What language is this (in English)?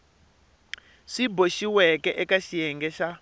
Tsonga